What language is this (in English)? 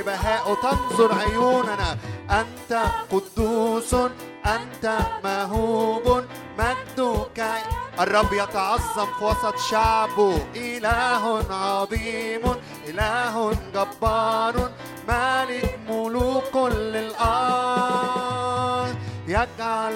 Arabic